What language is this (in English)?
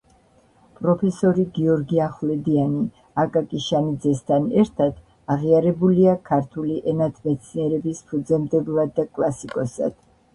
Georgian